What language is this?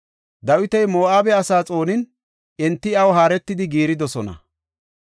Gofa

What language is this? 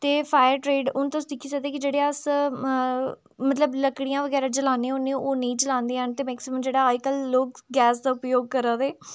Dogri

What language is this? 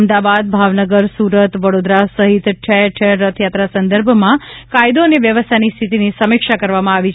Gujarati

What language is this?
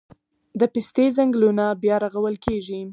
Pashto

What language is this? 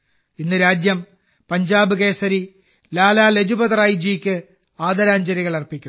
Malayalam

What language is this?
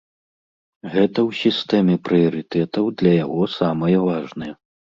Belarusian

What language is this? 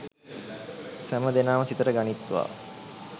Sinhala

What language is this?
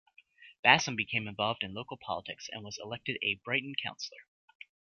English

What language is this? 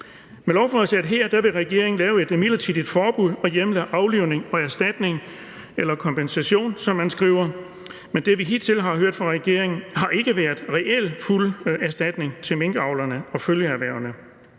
Danish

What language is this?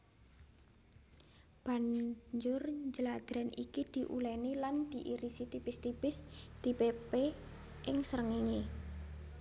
Javanese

